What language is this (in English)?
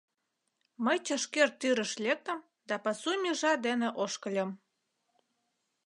Mari